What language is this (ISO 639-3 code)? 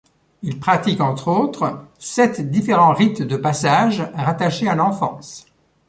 fra